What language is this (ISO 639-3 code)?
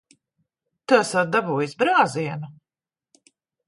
lav